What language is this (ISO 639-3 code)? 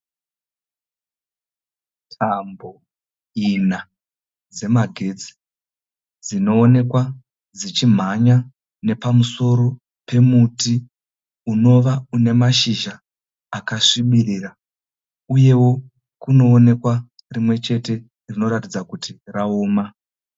sna